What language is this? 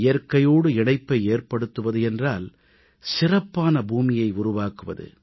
Tamil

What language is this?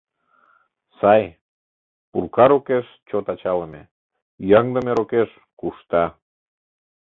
Mari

